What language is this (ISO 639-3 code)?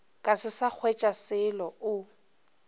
nso